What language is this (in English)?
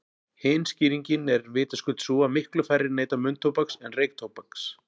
Icelandic